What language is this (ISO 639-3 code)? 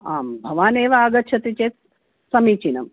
san